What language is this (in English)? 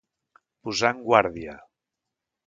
Catalan